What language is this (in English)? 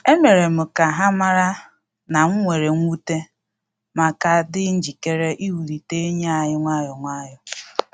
Igbo